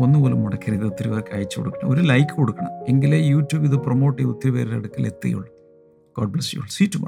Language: Malayalam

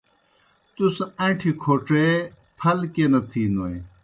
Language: Kohistani Shina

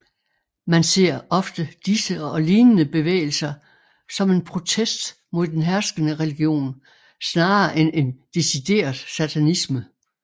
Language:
Danish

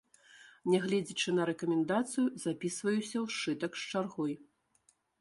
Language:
Belarusian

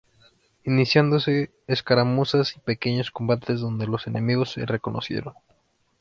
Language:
Spanish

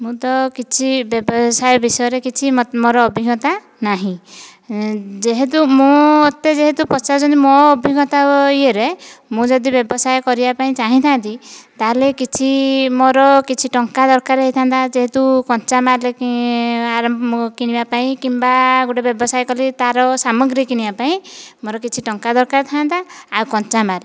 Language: Odia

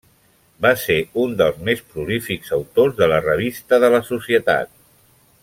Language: Catalan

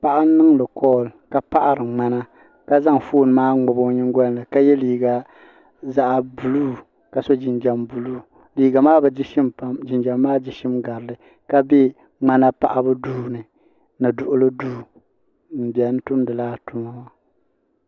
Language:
Dagbani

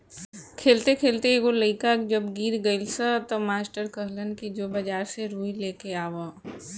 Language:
Bhojpuri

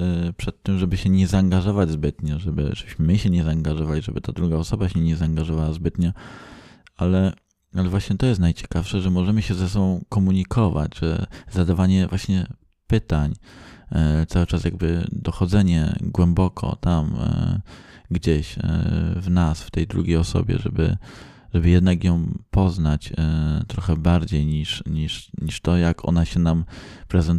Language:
Polish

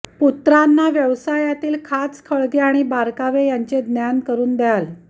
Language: Marathi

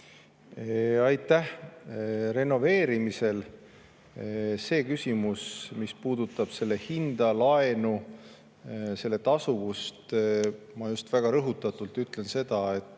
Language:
Estonian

